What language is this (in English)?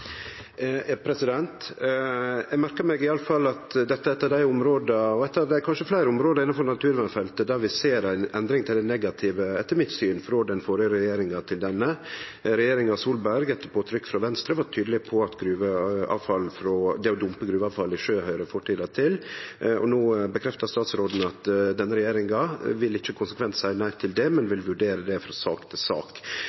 Norwegian Nynorsk